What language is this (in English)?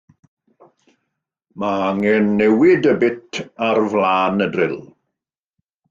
Welsh